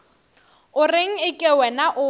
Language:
Northern Sotho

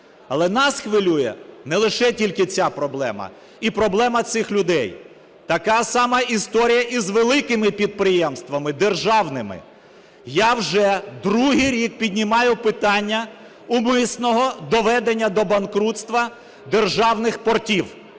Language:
Ukrainian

